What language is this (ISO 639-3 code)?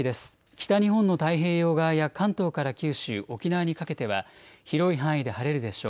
jpn